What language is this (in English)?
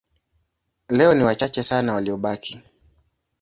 Swahili